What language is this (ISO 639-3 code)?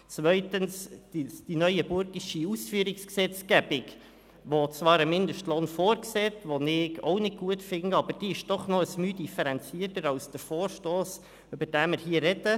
gsw